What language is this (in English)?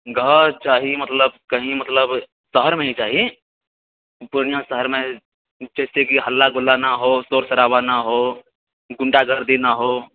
Maithili